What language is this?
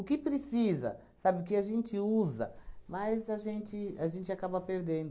Portuguese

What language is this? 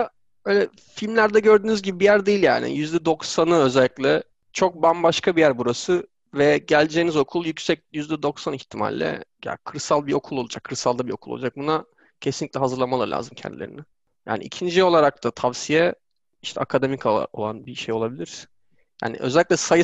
Turkish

